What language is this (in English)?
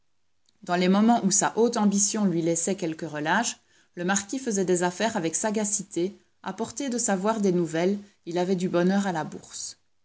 French